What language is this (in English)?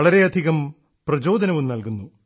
Malayalam